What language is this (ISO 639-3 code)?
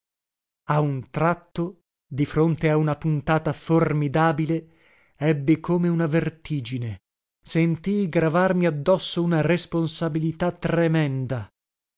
ita